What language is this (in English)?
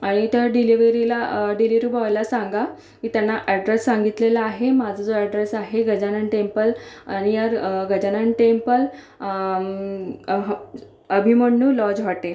Marathi